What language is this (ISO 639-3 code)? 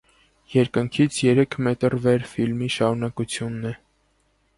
hye